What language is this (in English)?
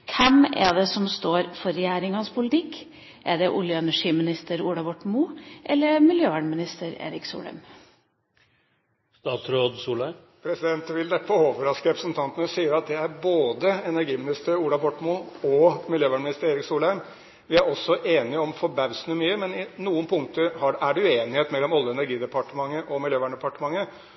Norwegian Bokmål